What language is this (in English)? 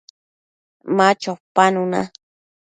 Matsés